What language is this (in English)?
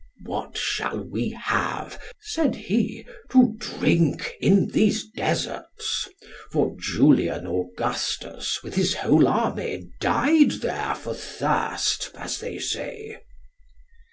English